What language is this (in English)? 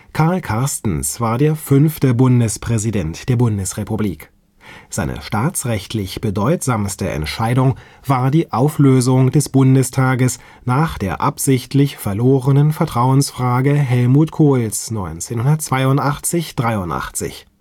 German